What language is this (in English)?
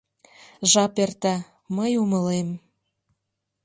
Mari